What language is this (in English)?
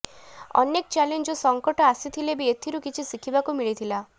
Odia